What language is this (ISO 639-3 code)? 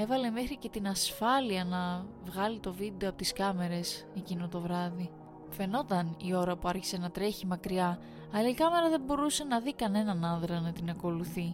ell